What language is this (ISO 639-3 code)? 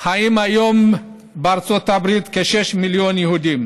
heb